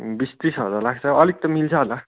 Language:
Nepali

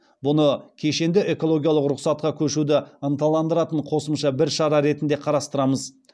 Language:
Kazakh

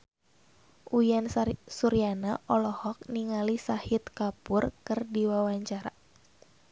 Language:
Sundanese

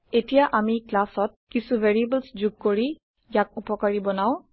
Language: Assamese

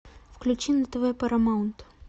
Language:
Russian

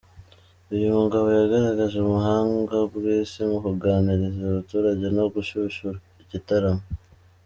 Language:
Kinyarwanda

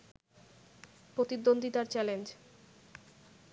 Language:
Bangla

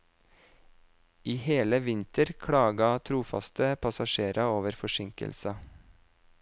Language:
Norwegian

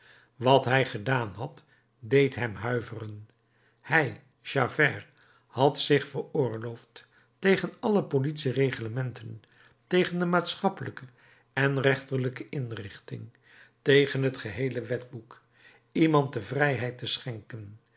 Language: Dutch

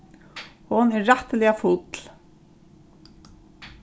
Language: Faroese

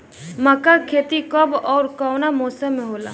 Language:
Bhojpuri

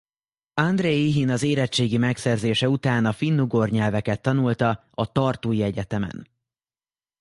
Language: Hungarian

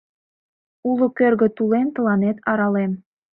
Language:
Mari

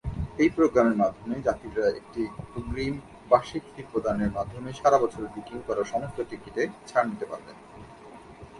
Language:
Bangla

